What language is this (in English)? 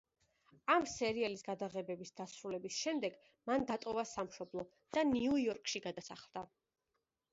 Georgian